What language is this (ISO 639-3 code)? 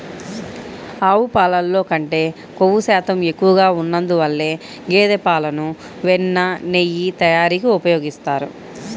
tel